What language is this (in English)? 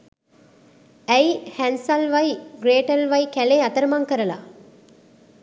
Sinhala